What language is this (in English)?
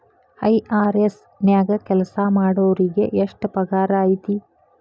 Kannada